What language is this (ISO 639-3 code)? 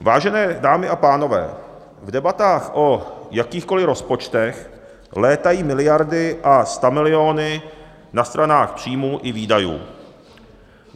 ces